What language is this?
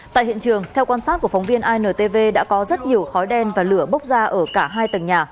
Vietnamese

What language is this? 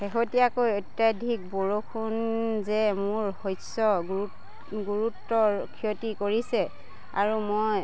Assamese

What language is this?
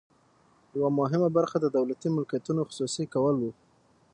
Pashto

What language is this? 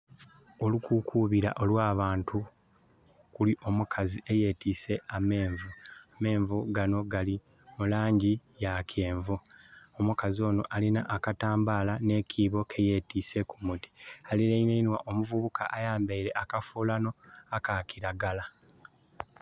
Soga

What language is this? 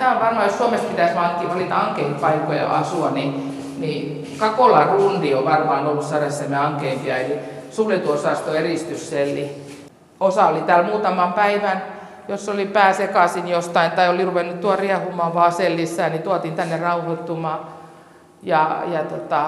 Finnish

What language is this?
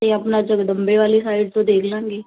Punjabi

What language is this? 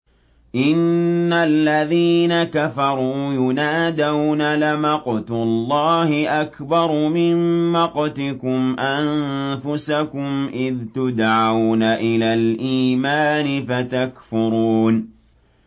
Arabic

